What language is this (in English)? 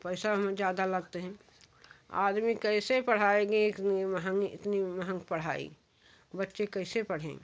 Hindi